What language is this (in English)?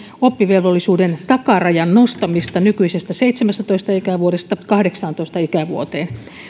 Finnish